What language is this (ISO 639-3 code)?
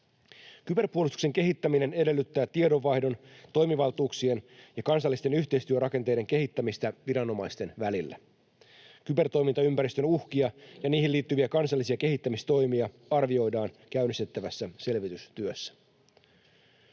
fin